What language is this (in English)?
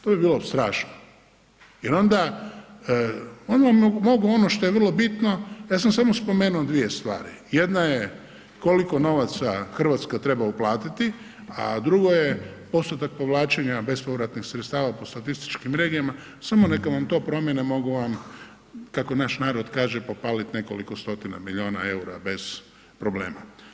Croatian